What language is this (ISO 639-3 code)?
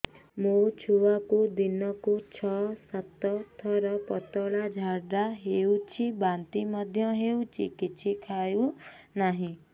ori